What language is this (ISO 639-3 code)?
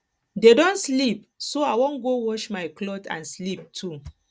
pcm